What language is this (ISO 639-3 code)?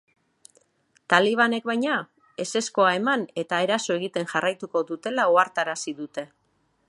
eus